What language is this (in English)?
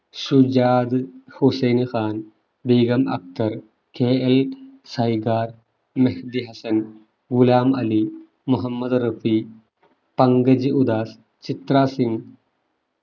Malayalam